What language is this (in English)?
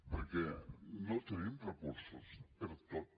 Catalan